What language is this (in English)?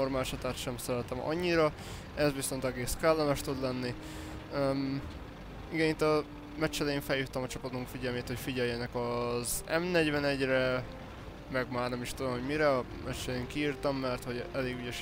Hungarian